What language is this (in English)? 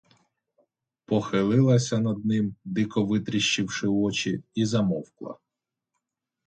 Ukrainian